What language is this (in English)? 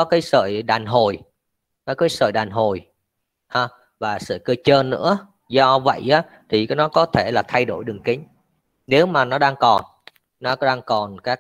Vietnamese